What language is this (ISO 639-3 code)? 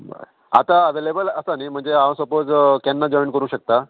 kok